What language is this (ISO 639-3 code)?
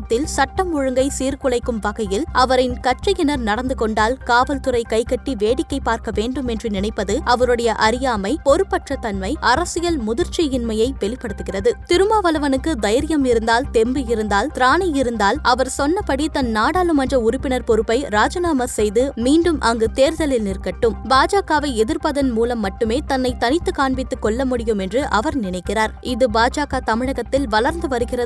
tam